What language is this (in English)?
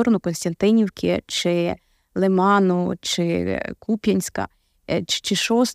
Ukrainian